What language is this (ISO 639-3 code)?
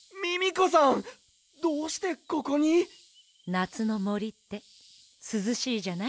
jpn